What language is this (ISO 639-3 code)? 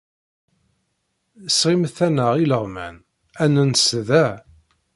kab